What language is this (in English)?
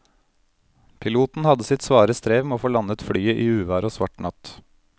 Norwegian